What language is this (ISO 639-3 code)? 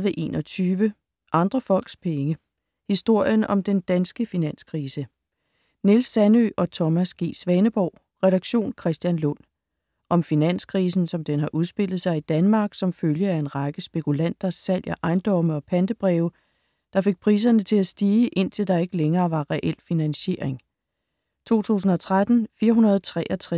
dan